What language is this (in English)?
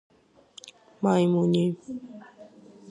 Georgian